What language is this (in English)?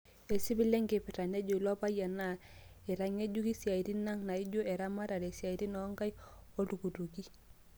Masai